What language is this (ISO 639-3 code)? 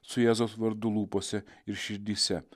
lit